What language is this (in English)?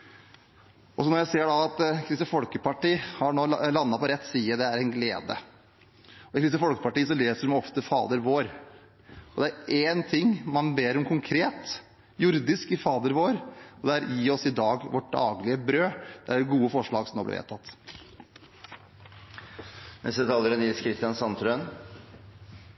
Norwegian Bokmål